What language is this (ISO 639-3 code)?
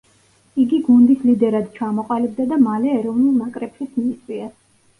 kat